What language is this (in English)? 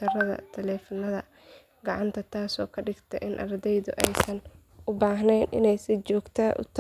Somali